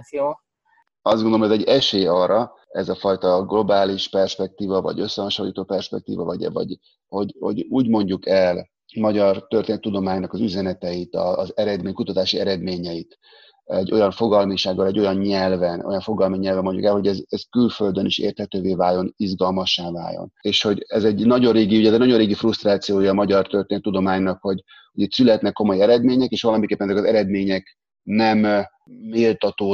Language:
Hungarian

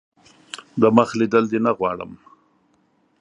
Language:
Pashto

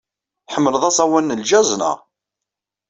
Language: Kabyle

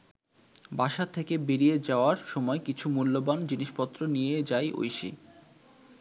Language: Bangla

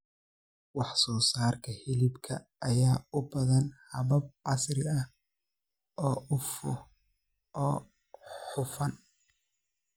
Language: Somali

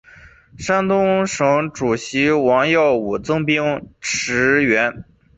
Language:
Chinese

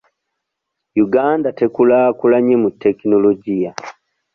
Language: Ganda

